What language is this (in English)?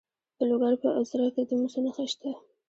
Pashto